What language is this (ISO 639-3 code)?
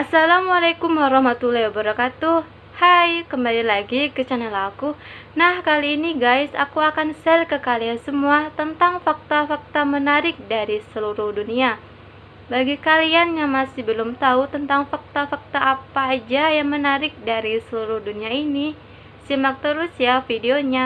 ind